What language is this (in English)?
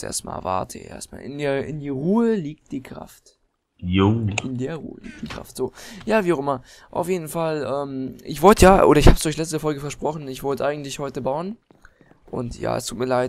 German